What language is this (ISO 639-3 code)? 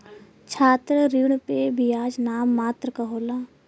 bho